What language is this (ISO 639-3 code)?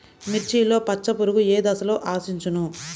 tel